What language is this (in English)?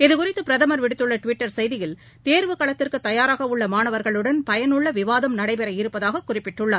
Tamil